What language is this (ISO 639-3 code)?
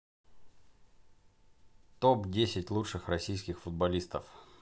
rus